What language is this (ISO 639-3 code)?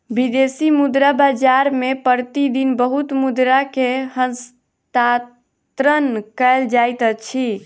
mai